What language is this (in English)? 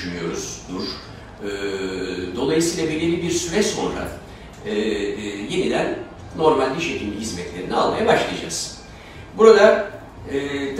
Turkish